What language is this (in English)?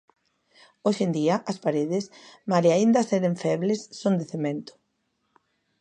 Galician